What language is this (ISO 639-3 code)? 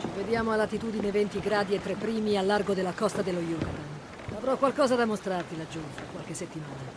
ita